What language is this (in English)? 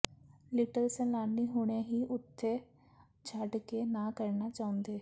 Punjabi